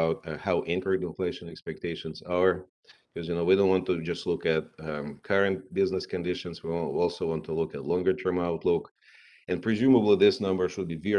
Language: English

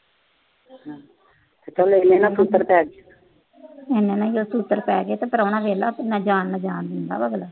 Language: Punjabi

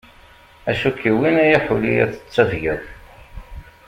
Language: Kabyle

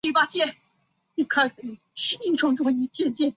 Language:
Chinese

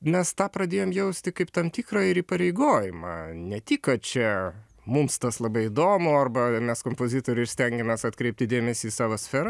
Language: Lithuanian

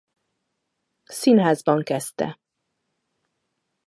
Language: Hungarian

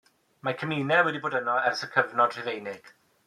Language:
Welsh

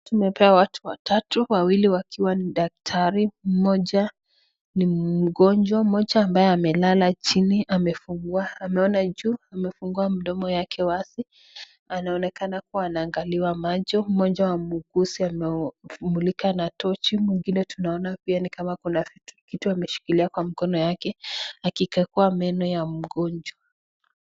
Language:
Swahili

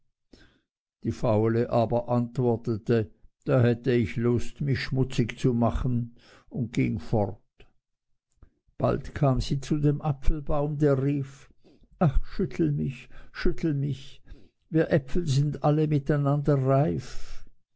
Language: German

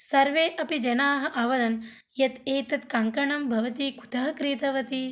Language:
Sanskrit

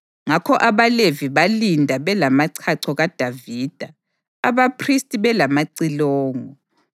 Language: North Ndebele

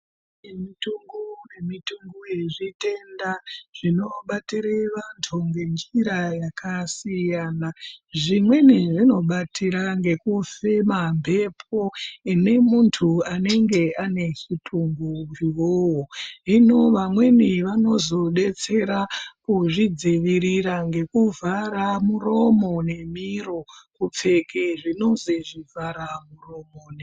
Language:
Ndau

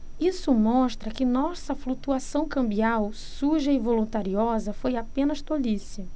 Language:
Portuguese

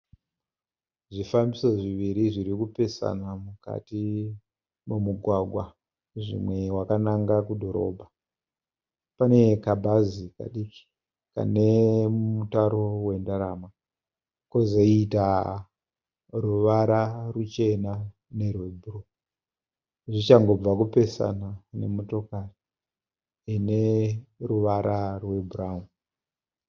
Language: Shona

